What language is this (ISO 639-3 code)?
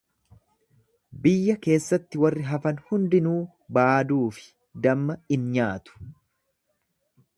orm